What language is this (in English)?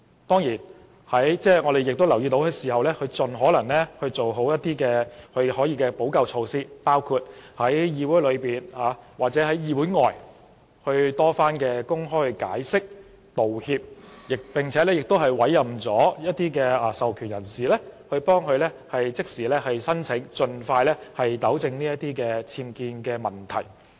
Cantonese